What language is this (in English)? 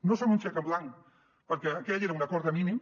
Catalan